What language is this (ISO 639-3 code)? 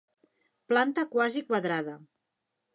cat